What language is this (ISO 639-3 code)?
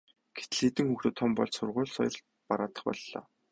mon